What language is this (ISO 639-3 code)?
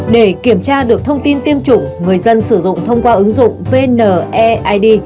vie